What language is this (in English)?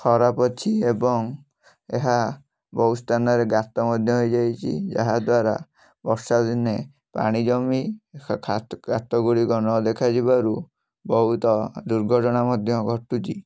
Odia